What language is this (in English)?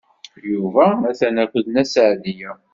Kabyle